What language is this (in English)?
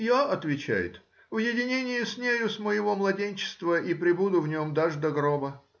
Russian